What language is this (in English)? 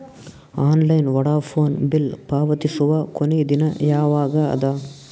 Kannada